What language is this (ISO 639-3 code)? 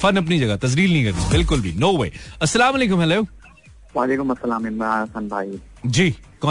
hin